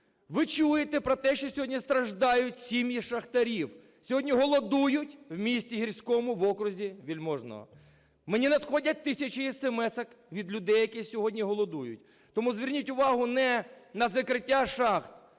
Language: Ukrainian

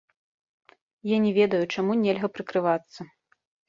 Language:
Belarusian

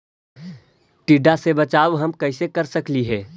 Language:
Magahi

